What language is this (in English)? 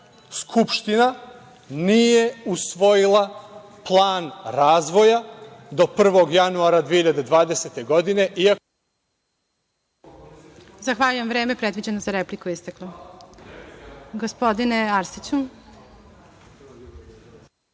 Serbian